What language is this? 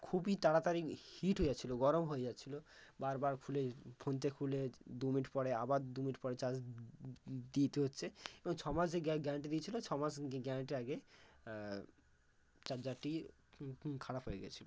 Bangla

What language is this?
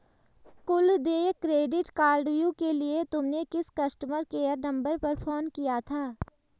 Hindi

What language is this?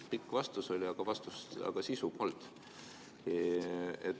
Estonian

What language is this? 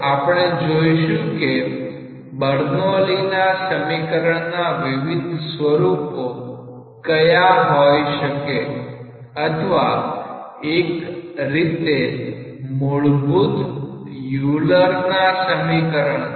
Gujarati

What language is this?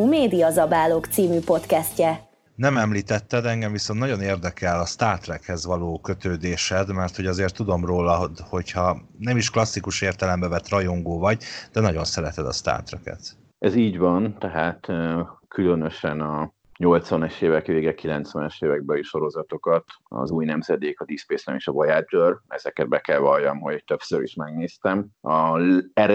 Hungarian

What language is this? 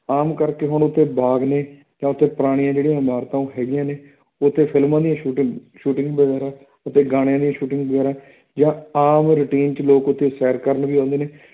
Punjabi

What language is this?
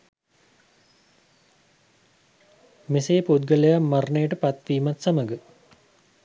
Sinhala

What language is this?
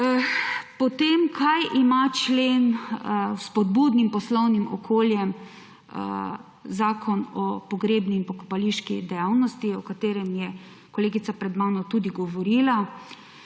Slovenian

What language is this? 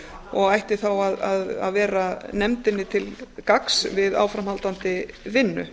Icelandic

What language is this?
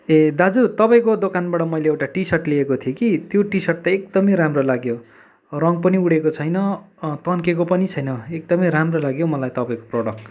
Nepali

